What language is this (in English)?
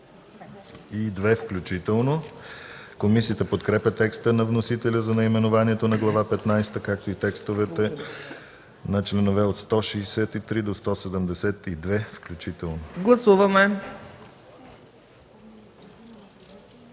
Bulgarian